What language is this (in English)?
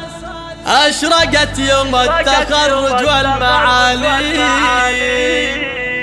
Arabic